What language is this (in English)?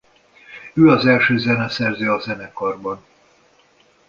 Hungarian